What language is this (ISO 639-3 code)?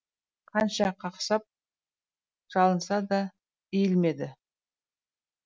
kaz